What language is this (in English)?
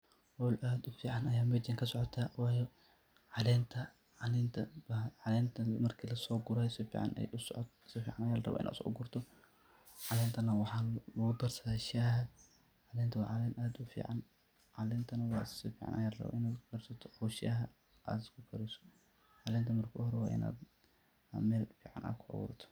Somali